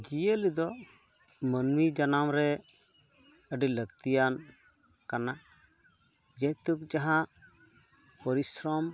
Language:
Santali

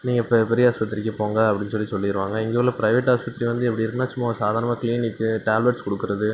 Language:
Tamil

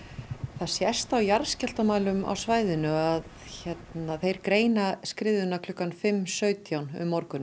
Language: Icelandic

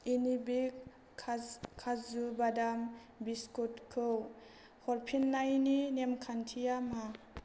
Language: Bodo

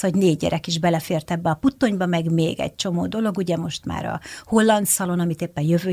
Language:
Hungarian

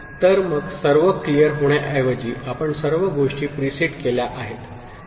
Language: Marathi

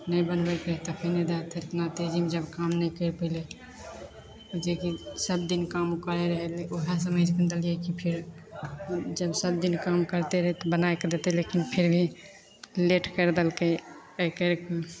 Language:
Maithili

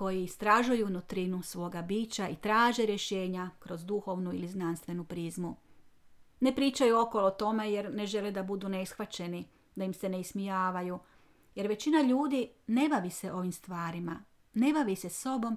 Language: Croatian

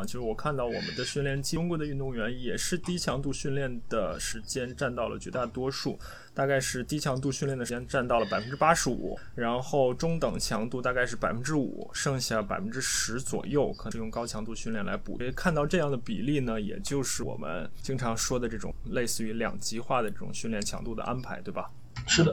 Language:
Chinese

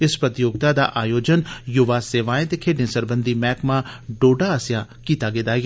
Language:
Dogri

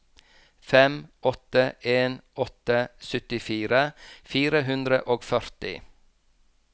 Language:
Norwegian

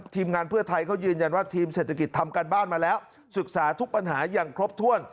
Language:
Thai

